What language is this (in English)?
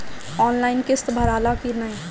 Bhojpuri